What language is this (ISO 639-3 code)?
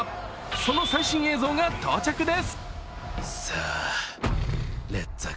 jpn